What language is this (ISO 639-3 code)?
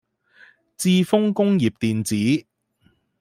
yue